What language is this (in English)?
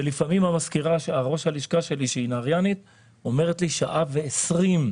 Hebrew